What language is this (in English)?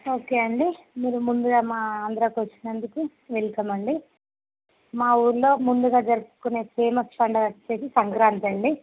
Telugu